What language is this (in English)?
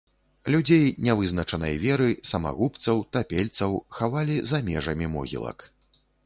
Belarusian